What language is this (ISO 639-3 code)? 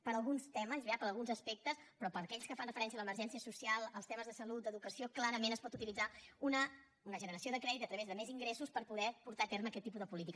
cat